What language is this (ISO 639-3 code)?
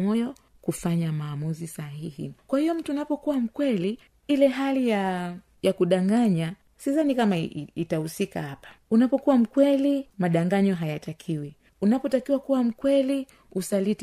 swa